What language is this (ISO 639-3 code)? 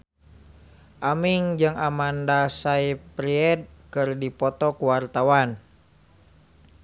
sun